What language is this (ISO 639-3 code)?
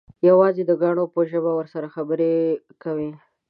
pus